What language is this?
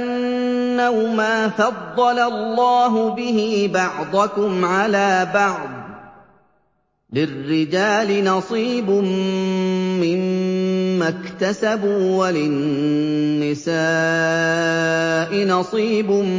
Arabic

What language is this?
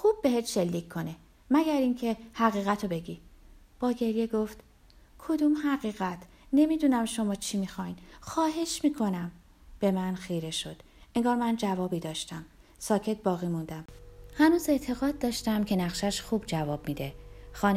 Persian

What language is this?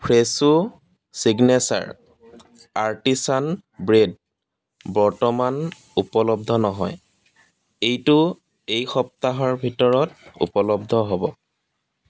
Assamese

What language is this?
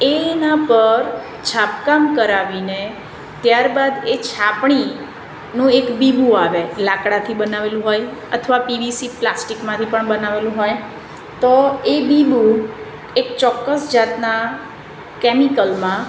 Gujarati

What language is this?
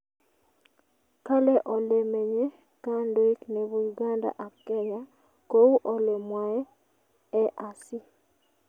Kalenjin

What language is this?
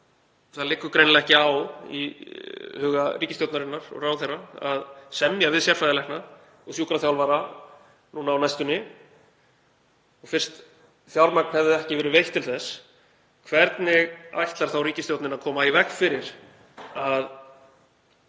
Icelandic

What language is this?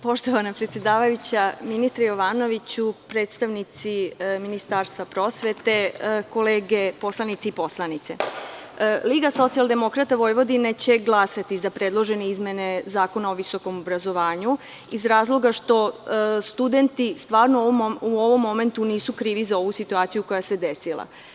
Serbian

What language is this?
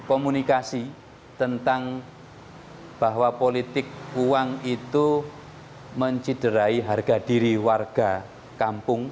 Indonesian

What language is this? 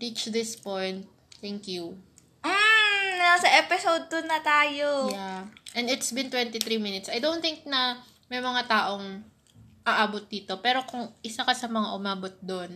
Filipino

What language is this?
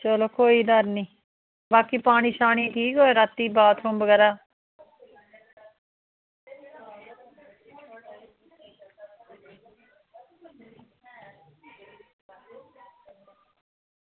Dogri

